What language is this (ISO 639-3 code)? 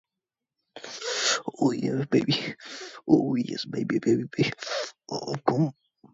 eng